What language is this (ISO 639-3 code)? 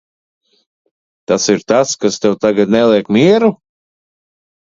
lav